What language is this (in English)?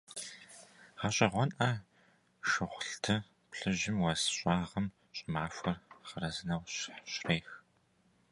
Kabardian